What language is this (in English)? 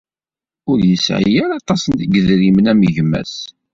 Kabyle